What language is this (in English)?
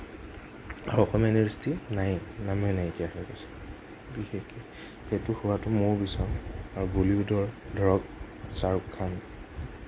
Assamese